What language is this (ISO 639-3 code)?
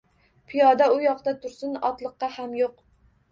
uzb